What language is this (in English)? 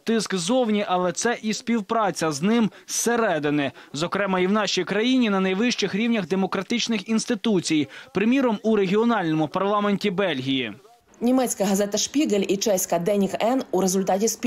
Ukrainian